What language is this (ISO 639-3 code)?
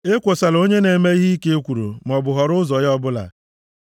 ibo